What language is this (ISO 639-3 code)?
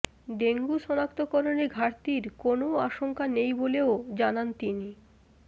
ben